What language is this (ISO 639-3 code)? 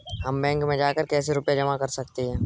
hin